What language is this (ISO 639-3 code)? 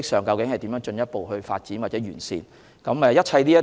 yue